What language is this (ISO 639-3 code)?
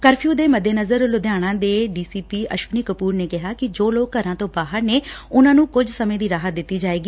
pan